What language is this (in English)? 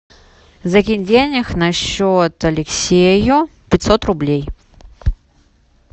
Russian